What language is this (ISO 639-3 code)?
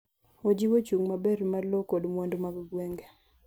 luo